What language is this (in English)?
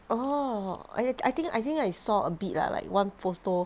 English